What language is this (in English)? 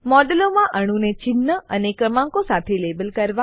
Gujarati